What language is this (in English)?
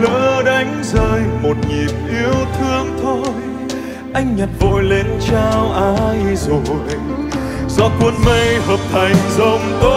Vietnamese